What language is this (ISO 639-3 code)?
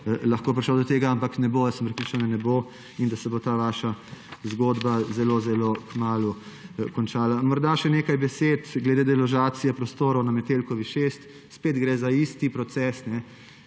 slv